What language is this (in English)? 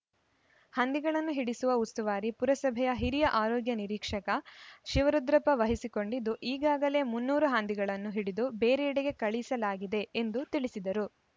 Kannada